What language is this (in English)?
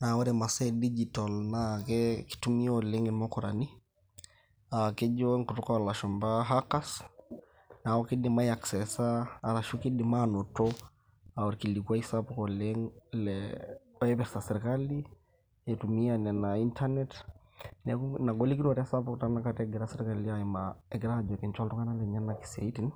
Masai